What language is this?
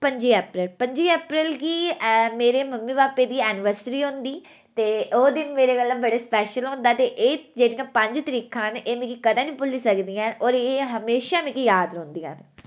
Dogri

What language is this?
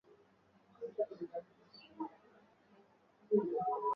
Swahili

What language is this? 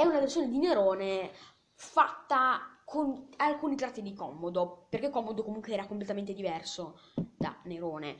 Italian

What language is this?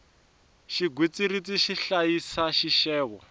Tsonga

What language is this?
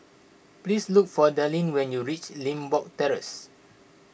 English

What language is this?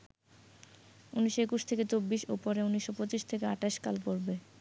Bangla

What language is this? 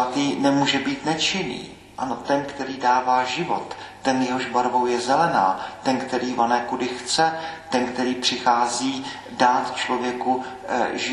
Czech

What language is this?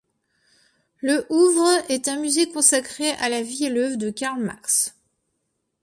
French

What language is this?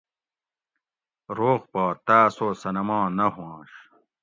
Gawri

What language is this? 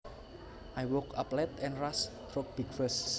Javanese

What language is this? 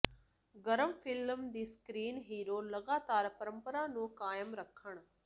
Punjabi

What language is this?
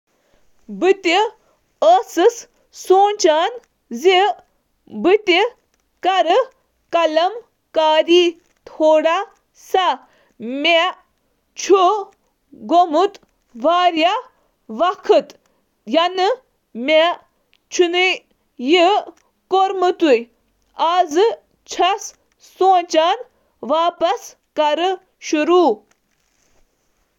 Kashmiri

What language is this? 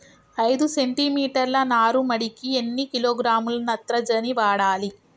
Telugu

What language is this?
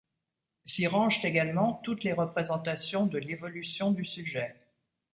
French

